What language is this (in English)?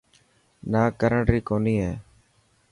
Dhatki